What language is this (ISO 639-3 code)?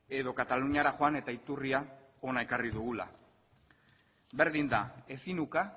eus